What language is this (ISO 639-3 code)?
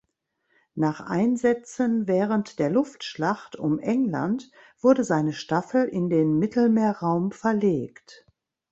deu